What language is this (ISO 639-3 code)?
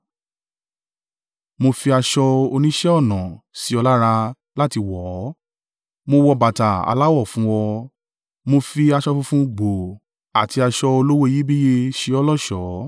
yor